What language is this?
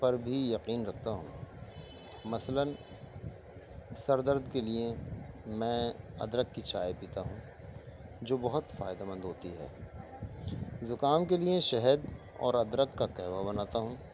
Urdu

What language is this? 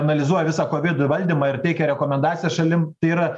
Lithuanian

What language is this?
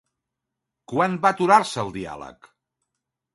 Catalan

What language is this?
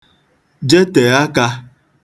Igbo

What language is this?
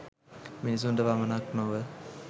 Sinhala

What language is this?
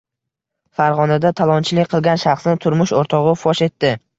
Uzbek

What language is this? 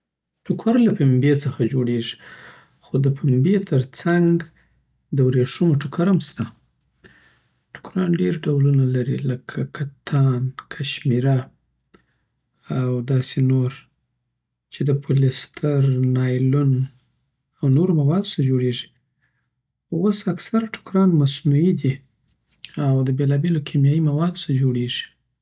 Southern Pashto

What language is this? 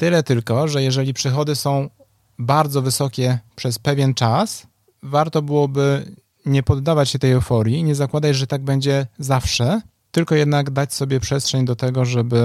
Polish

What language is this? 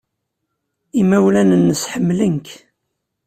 Kabyle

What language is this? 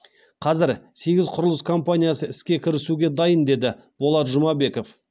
Kazakh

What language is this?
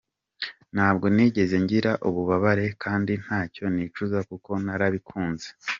Kinyarwanda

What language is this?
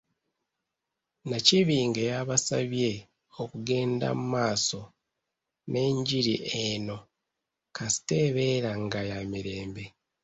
Ganda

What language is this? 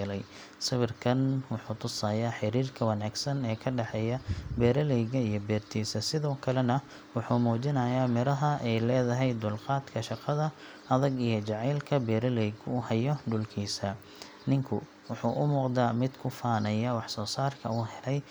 Somali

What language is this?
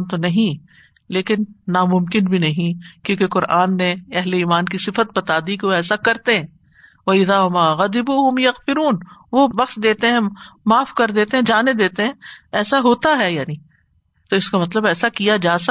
Urdu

